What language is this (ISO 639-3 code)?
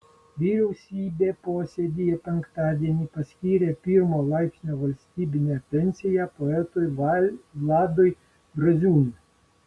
lit